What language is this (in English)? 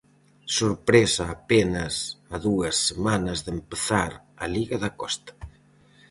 Galician